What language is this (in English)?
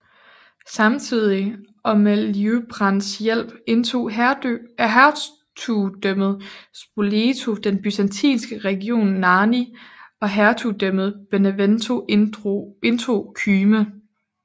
Danish